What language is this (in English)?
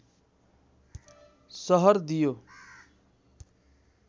Nepali